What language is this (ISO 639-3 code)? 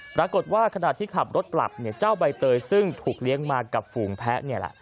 tha